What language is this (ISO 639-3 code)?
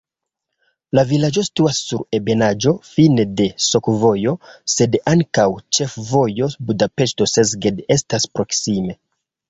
epo